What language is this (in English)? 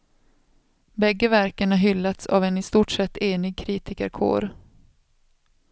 Swedish